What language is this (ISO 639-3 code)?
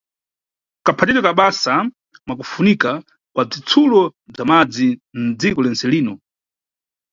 nyu